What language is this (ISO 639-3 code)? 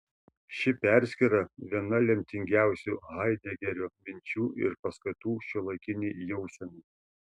lit